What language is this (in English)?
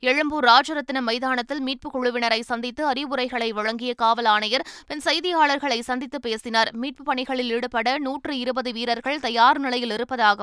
Tamil